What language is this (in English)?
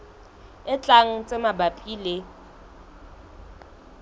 Southern Sotho